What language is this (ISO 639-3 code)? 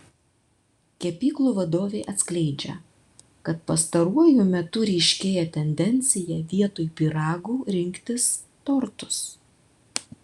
lit